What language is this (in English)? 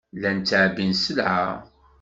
Kabyle